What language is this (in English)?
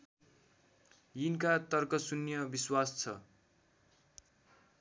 Nepali